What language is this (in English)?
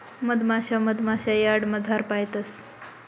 Marathi